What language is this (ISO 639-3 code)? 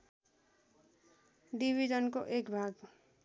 nep